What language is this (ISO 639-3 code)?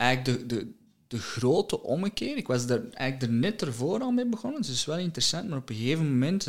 nld